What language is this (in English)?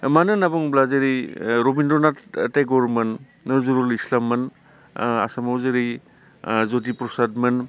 Bodo